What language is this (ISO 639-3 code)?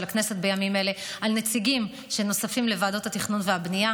heb